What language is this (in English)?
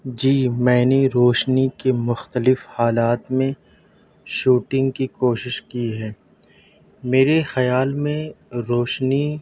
Urdu